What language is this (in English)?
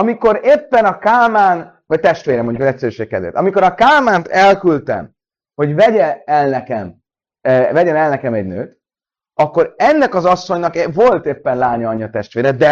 Hungarian